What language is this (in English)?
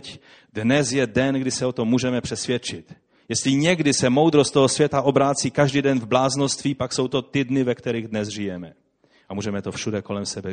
Czech